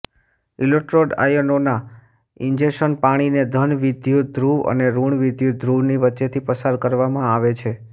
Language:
Gujarati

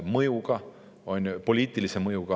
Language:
Estonian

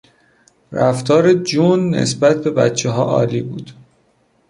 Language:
Persian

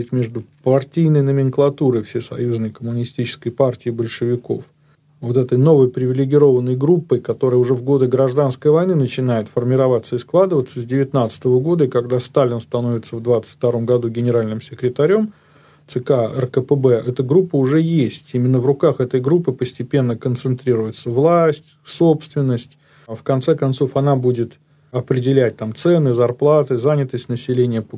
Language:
Russian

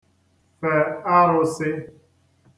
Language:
Igbo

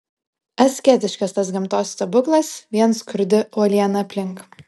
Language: Lithuanian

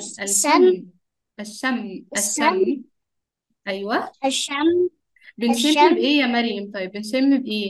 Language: Arabic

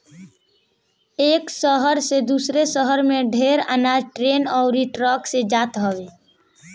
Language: Bhojpuri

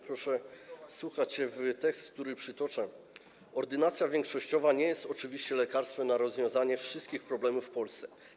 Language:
Polish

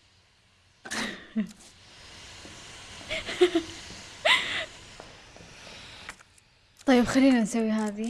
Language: Arabic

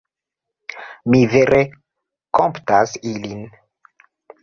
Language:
Esperanto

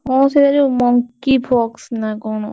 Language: Odia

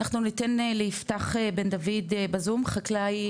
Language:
Hebrew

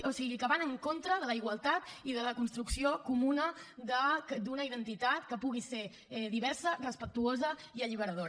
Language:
Catalan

